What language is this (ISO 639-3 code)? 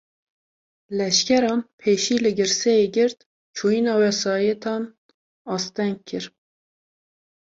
kur